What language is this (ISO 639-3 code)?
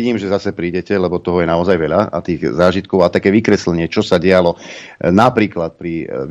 slk